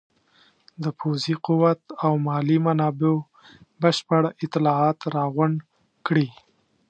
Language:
Pashto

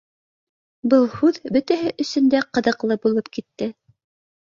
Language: Bashkir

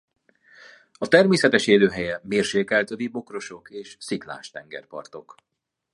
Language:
Hungarian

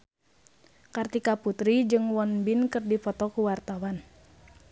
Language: Sundanese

